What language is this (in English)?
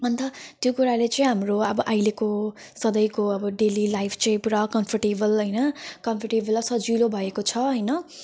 Nepali